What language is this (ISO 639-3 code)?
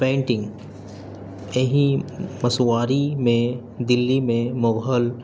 urd